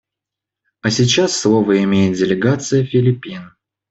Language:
Russian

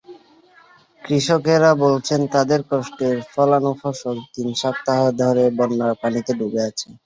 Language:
Bangla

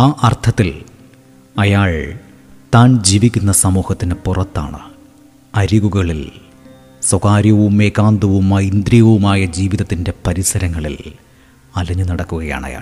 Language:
Malayalam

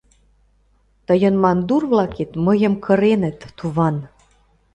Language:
Mari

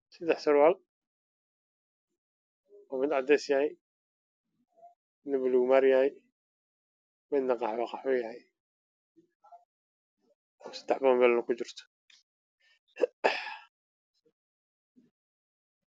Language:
Somali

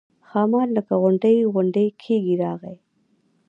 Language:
Pashto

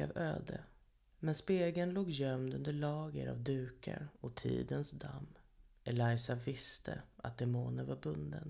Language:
Swedish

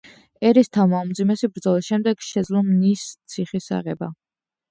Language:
Georgian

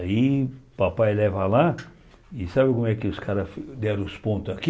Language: Portuguese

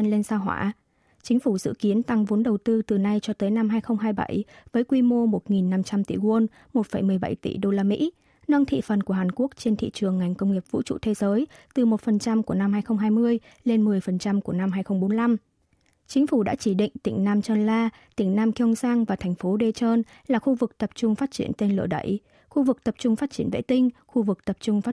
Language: Vietnamese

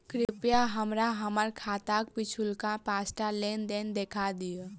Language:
Maithili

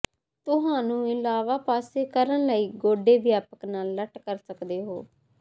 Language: Punjabi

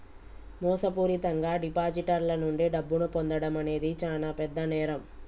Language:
Telugu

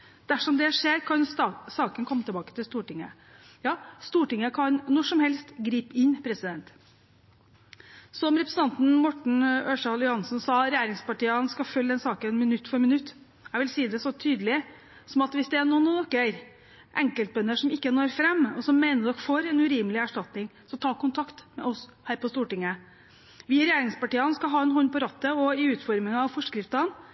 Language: Norwegian Bokmål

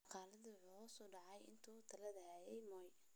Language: Somali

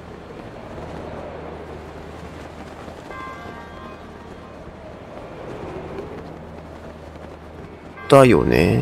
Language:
Japanese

